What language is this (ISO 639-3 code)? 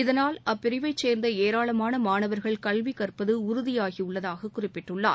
tam